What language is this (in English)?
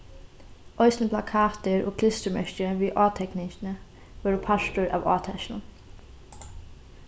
Faroese